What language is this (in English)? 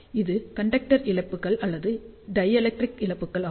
Tamil